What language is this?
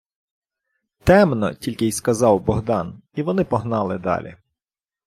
Ukrainian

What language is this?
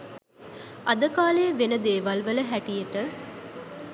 Sinhala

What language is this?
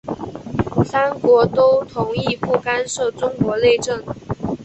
Chinese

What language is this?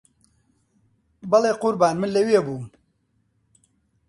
Central Kurdish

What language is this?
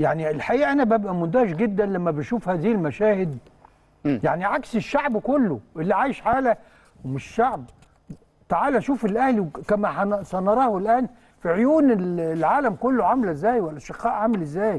Arabic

